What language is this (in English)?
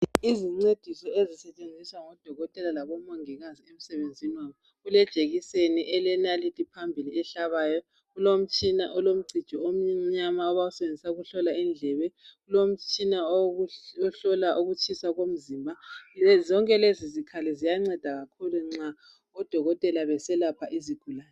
North Ndebele